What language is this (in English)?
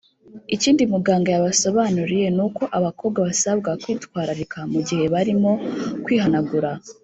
Kinyarwanda